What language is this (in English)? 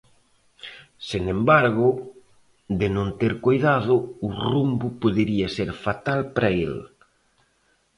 Galician